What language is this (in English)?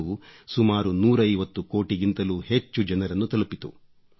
Kannada